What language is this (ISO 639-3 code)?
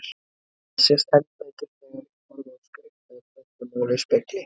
isl